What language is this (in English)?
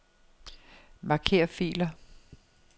Danish